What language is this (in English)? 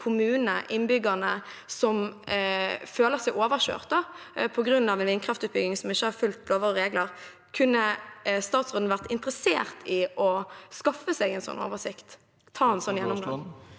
Norwegian